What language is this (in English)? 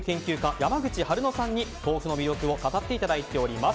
Japanese